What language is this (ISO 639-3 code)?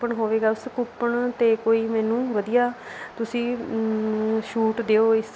pan